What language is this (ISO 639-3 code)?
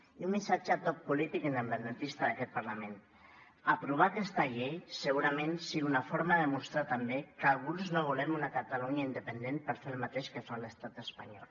cat